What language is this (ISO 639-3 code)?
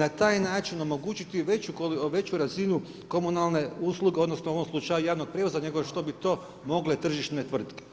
hrv